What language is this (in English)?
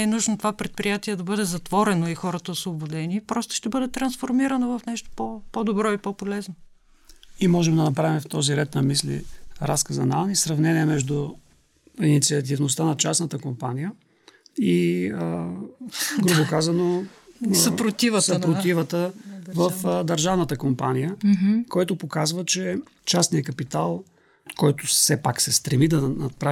Bulgarian